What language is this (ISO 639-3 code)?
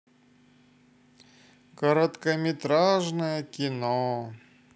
rus